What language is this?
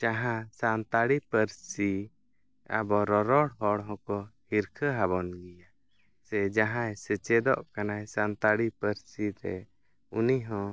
Santali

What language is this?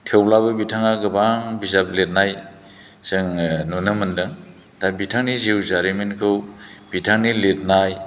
Bodo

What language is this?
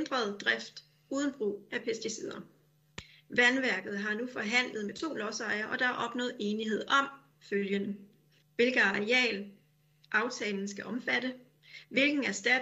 Danish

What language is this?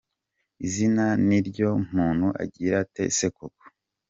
Kinyarwanda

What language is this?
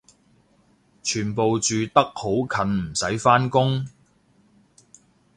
Cantonese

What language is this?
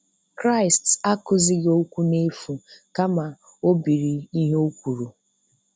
Igbo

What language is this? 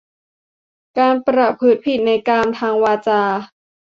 Thai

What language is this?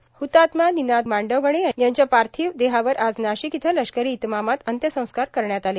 Marathi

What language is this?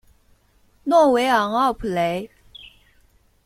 Chinese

